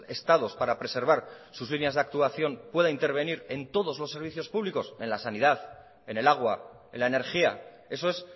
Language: Spanish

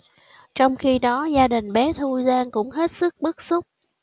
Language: Vietnamese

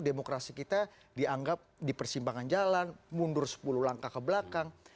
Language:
Indonesian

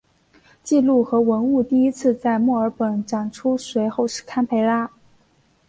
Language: Chinese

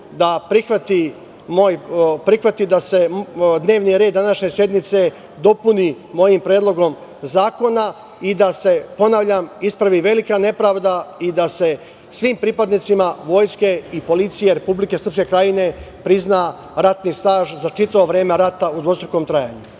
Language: Serbian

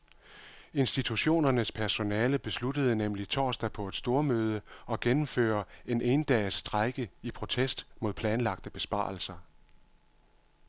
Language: Danish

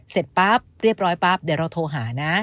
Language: Thai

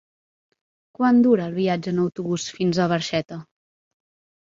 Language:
Catalan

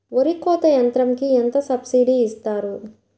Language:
Telugu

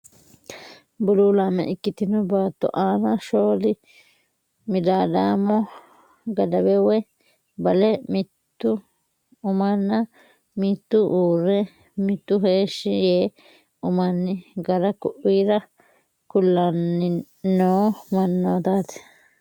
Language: Sidamo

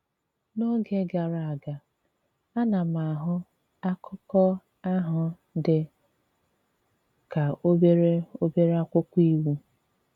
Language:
Igbo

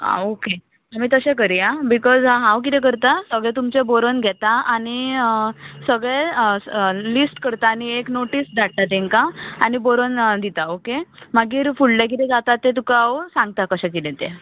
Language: Konkani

